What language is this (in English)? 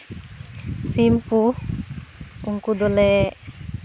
Santali